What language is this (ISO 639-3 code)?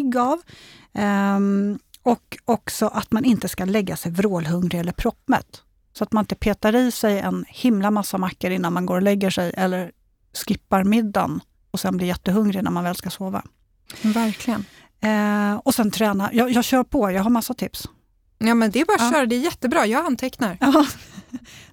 swe